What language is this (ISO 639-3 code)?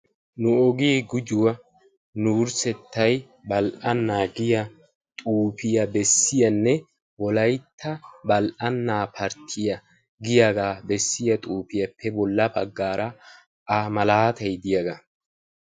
wal